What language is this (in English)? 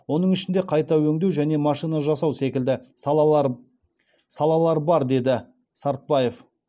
Kazakh